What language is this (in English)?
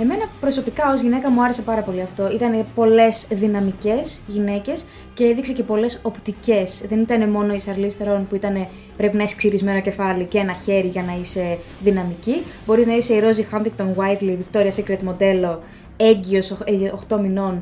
Greek